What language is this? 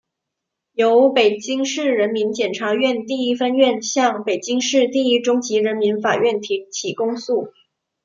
Chinese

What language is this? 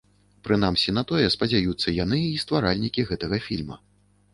Belarusian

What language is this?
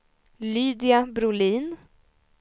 Swedish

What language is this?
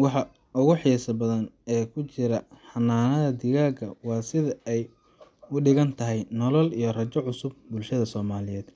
Somali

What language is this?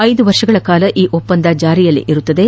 Kannada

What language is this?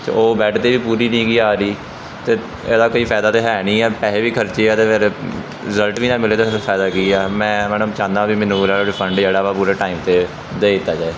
Punjabi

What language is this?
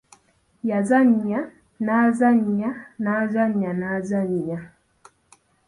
Ganda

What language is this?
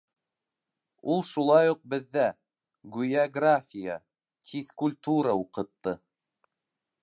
Bashkir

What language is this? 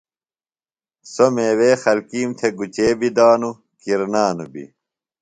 Phalura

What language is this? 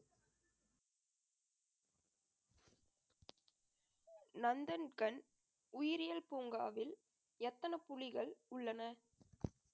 Tamil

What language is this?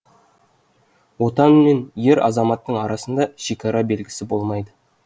Kazakh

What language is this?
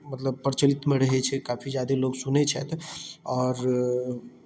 Maithili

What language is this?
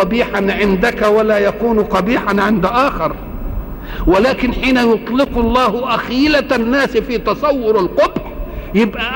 Arabic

